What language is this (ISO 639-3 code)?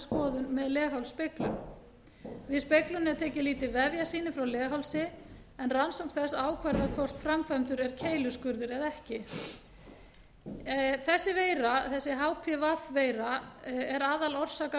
isl